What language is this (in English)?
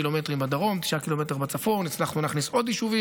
Hebrew